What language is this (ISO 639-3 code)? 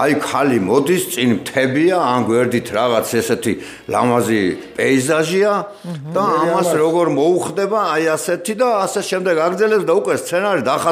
ron